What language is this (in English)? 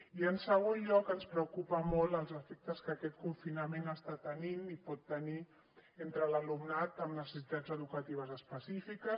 Catalan